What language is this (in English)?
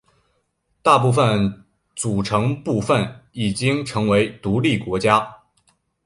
Chinese